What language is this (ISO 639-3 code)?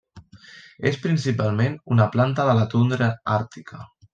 cat